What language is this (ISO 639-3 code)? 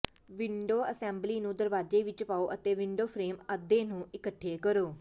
pan